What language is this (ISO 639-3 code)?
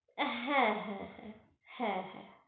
ben